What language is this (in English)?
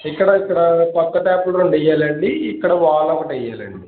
Telugu